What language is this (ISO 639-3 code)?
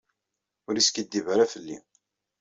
kab